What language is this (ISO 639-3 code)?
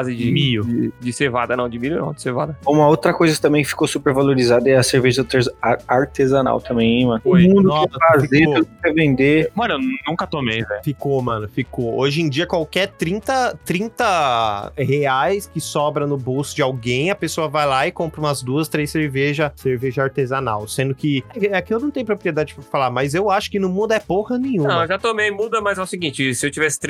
por